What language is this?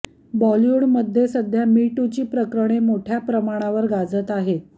Marathi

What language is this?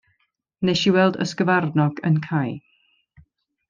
Welsh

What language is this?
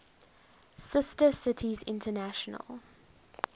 English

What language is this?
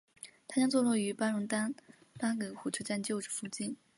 Chinese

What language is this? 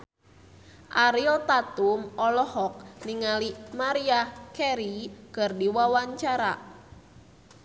Sundanese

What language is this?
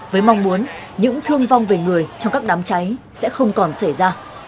Vietnamese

